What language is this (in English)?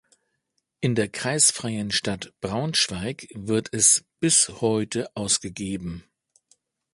German